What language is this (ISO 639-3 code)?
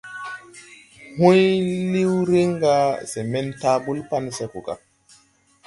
tui